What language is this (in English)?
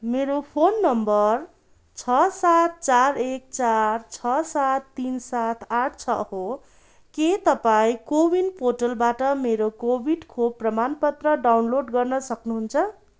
Nepali